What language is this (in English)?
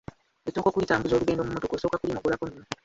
Ganda